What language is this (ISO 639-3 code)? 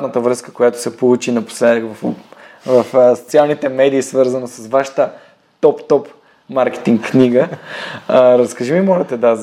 bul